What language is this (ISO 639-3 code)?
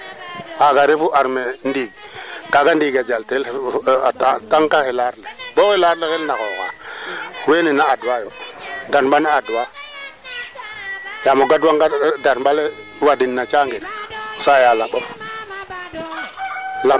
srr